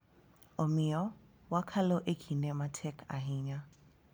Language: Luo (Kenya and Tanzania)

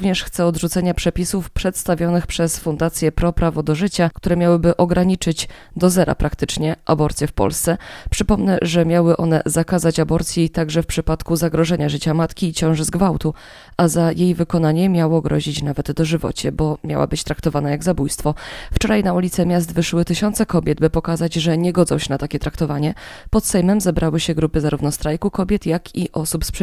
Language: Polish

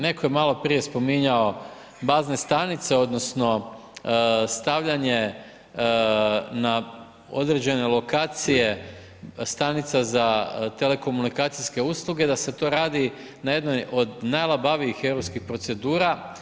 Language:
Croatian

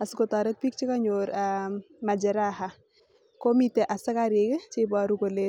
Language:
Kalenjin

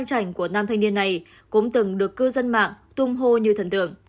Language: Vietnamese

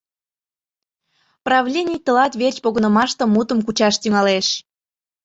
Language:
Mari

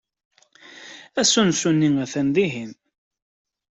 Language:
Kabyle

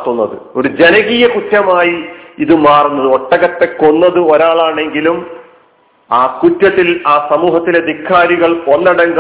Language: Malayalam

